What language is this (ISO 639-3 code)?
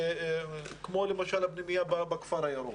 heb